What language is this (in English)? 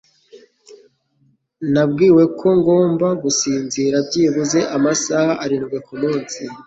Kinyarwanda